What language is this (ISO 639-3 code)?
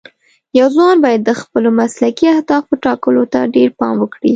pus